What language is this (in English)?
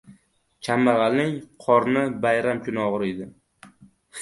Uzbek